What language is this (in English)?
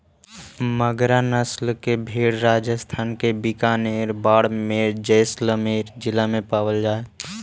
Magahi